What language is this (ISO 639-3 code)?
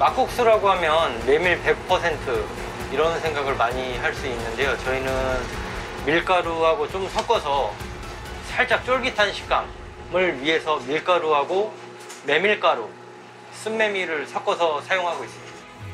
kor